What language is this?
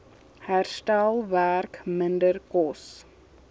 Afrikaans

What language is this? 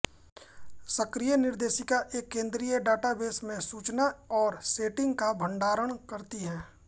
Hindi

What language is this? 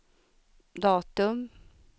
Swedish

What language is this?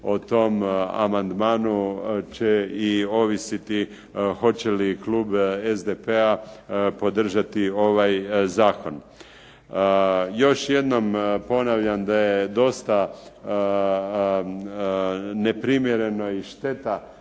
Croatian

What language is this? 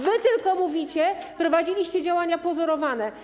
Polish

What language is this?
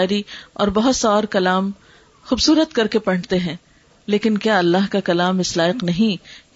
Urdu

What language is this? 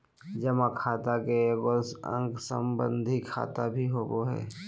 Magahi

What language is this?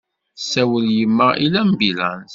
Kabyle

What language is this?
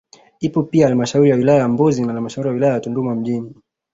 Swahili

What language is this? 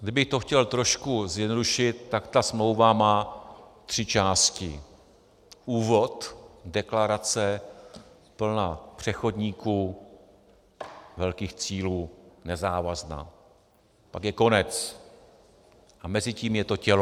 Czech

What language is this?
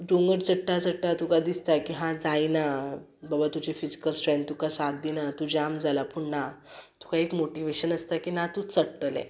Konkani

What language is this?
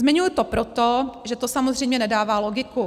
Czech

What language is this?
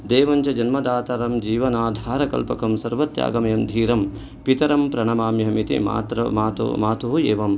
Sanskrit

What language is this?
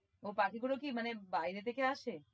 Bangla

